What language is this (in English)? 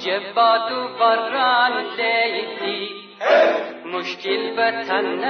Persian